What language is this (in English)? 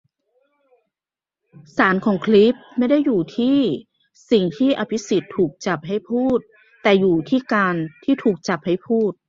Thai